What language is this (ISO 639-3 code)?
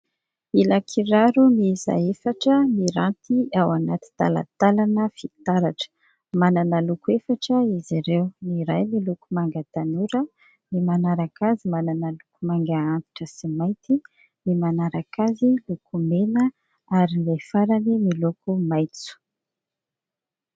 mlg